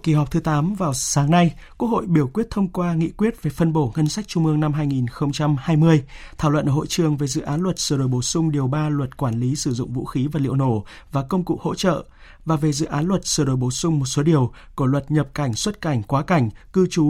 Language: Vietnamese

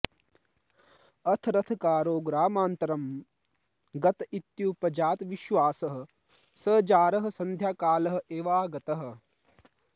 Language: Sanskrit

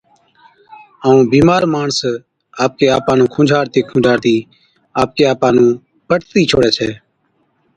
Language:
Od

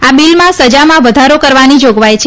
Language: Gujarati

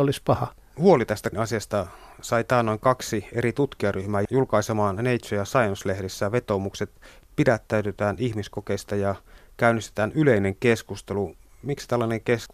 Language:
Finnish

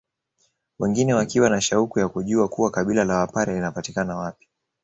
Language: Swahili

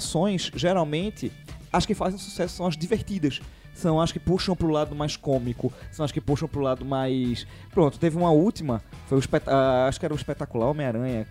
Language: Portuguese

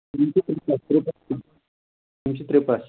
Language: Kashmiri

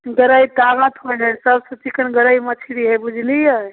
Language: Maithili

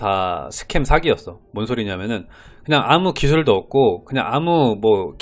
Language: Korean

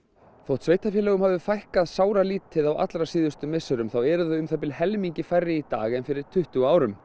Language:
Icelandic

